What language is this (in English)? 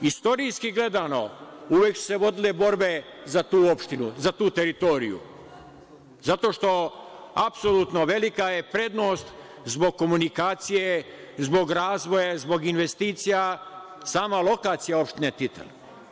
Serbian